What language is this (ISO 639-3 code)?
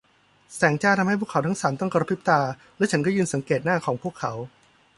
tha